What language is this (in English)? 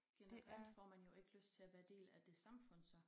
Danish